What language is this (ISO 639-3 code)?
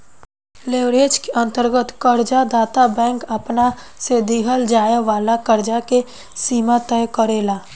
bho